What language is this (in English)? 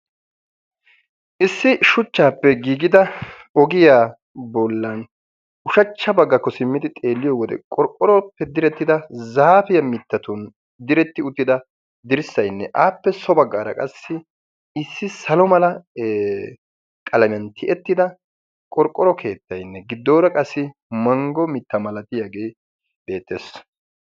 Wolaytta